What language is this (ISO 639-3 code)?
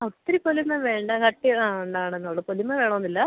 mal